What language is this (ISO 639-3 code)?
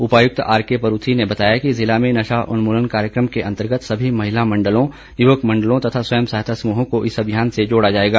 hin